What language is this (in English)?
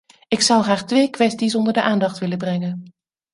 Dutch